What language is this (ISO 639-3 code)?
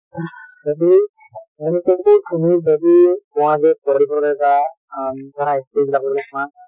asm